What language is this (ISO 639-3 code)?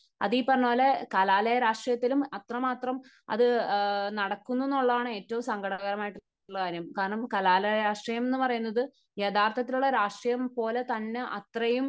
mal